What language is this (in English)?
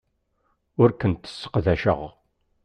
Kabyle